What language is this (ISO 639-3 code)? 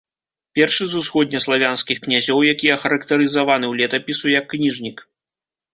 bel